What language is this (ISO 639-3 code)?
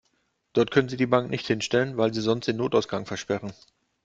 deu